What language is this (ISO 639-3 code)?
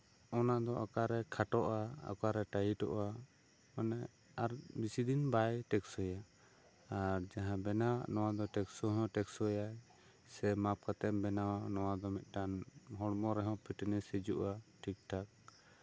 sat